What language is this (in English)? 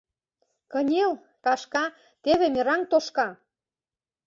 Mari